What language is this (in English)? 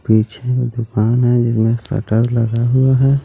Hindi